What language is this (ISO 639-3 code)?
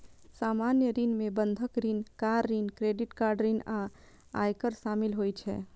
mai